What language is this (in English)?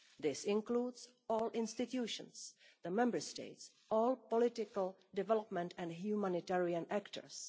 English